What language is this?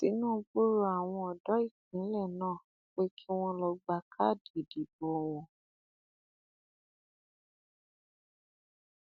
Yoruba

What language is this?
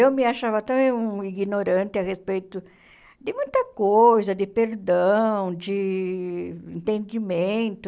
Portuguese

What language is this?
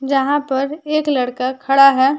Hindi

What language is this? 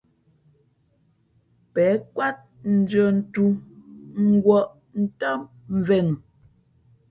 Fe'fe'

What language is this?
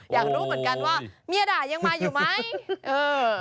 Thai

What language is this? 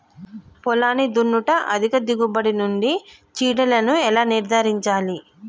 Telugu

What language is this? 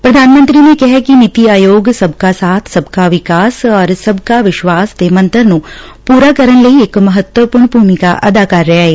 Punjabi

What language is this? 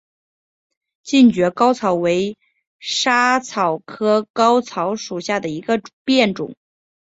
Chinese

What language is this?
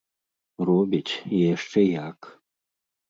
Belarusian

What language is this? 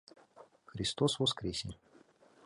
Mari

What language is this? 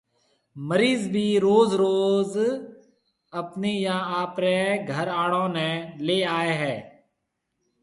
Marwari (Pakistan)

